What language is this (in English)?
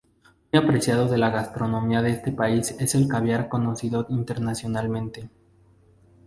Spanish